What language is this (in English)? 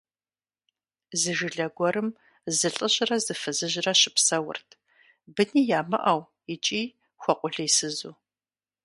Kabardian